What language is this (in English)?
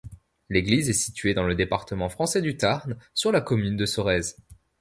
French